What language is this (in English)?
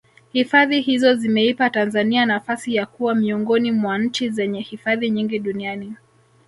Swahili